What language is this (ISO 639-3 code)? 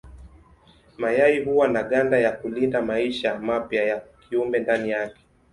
swa